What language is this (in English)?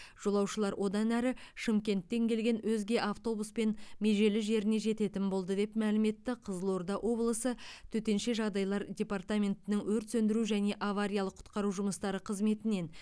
Kazakh